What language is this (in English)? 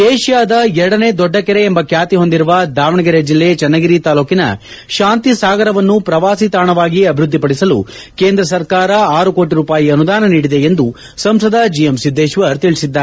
Kannada